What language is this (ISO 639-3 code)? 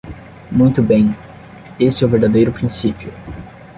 por